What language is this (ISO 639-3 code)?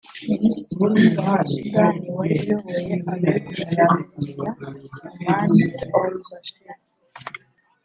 kin